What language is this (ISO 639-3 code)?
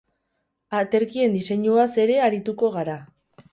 eus